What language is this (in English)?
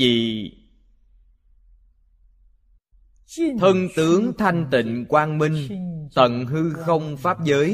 Vietnamese